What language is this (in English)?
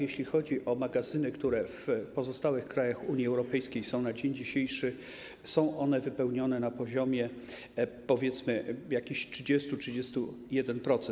Polish